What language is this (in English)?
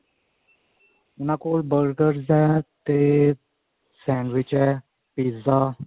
Punjabi